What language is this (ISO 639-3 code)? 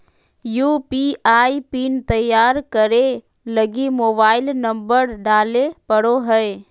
mag